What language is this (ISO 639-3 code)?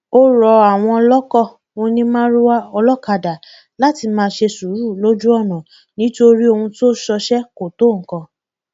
yor